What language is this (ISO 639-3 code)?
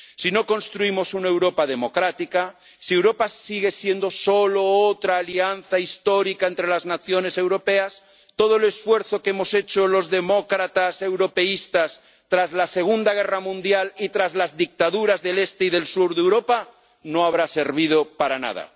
spa